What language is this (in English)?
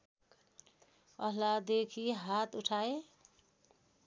Nepali